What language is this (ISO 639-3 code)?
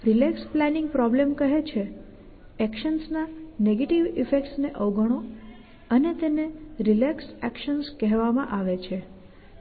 guj